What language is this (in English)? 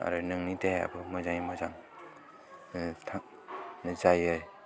Bodo